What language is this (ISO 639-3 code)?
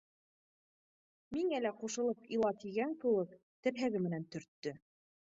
bak